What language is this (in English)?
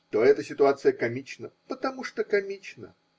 Russian